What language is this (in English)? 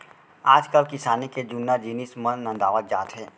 Chhattisgarhi